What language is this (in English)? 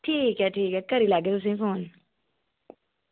Dogri